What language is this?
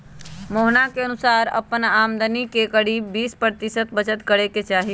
Magahi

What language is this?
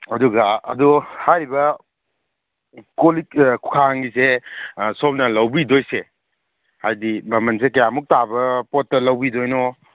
Manipuri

